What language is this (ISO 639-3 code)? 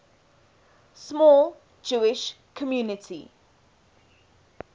eng